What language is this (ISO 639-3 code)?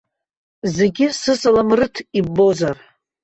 abk